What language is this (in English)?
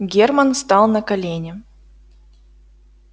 Russian